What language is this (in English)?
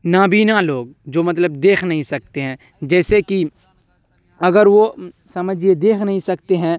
Urdu